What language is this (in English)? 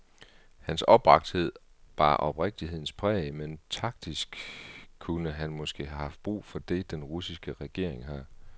Danish